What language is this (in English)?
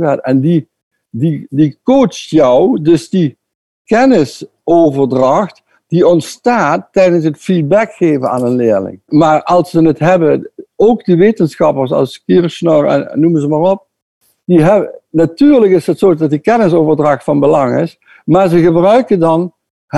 Dutch